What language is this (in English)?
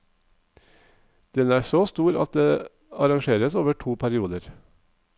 Norwegian